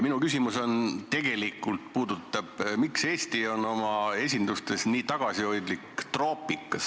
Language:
Estonian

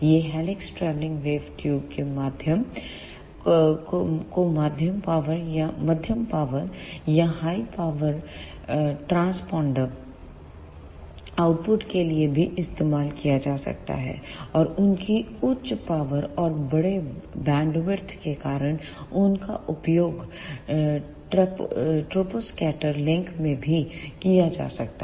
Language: Hindi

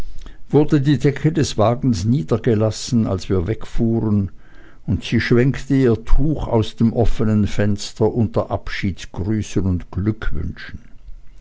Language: German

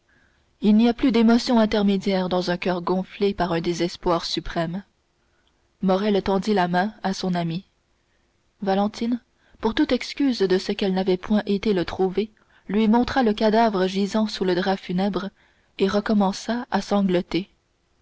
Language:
French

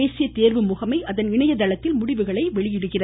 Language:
Tamil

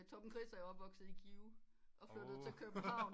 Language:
Danish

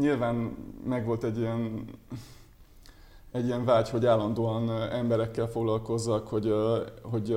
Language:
Hungarian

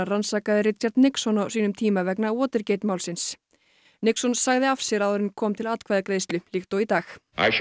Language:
Icelandic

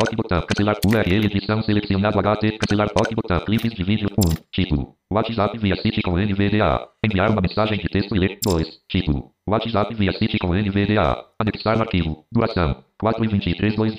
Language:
Portuguese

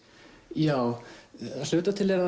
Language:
Icelandic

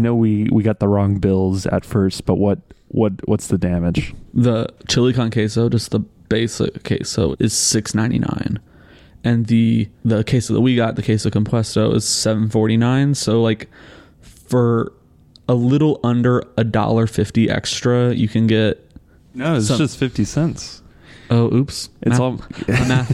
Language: English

